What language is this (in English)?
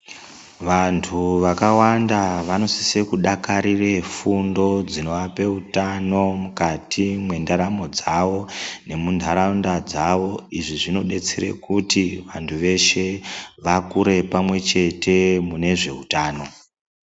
Ndau